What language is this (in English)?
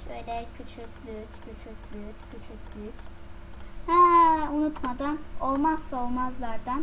Turkish